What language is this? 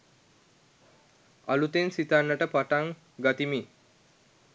Sinhala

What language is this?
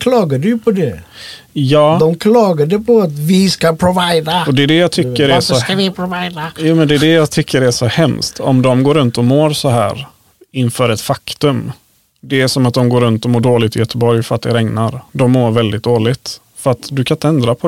Swedish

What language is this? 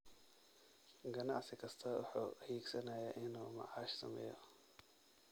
Somali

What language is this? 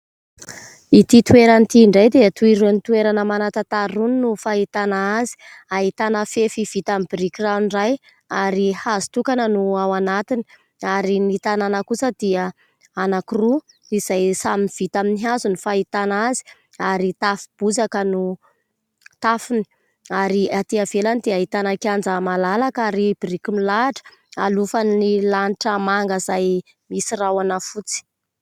Malagasy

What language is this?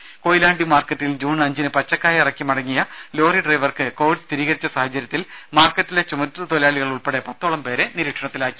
Malayalam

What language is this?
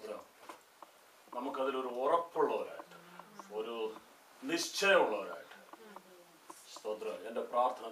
Turkish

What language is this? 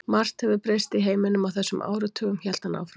Icelandic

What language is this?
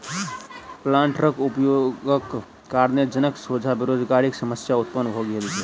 Maithili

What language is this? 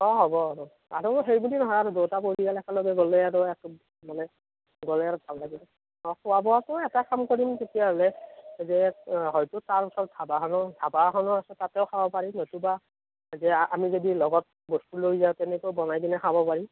Assamese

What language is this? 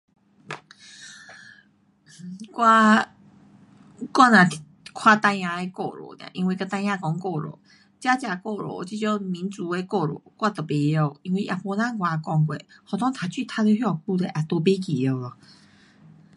Pu-Xian Chinese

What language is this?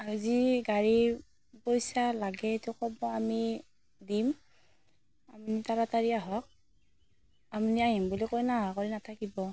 Assamese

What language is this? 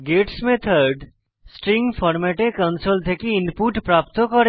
Bangla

